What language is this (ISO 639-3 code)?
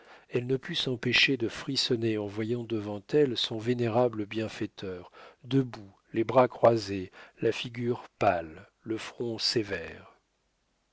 fra